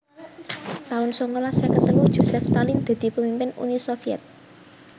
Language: Javanese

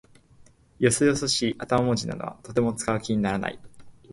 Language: Japanese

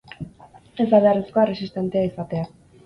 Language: Basque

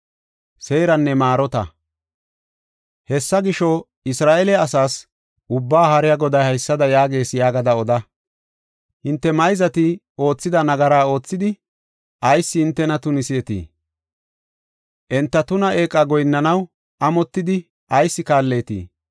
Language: Gofa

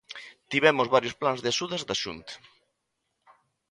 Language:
Galician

